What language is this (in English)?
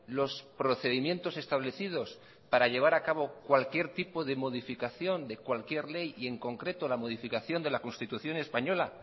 Spanish